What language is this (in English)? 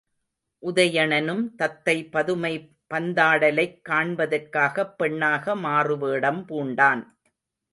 Tamil